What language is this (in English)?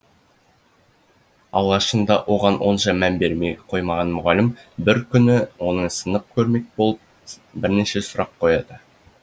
Kazakh